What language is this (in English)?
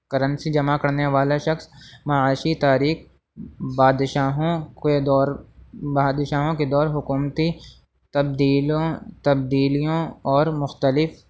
Urdu